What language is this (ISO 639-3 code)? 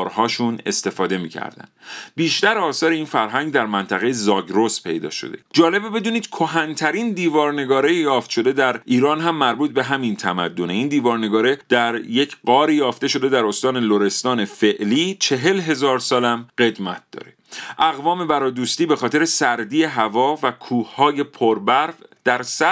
fas